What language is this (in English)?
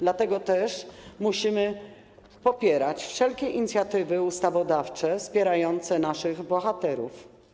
Polish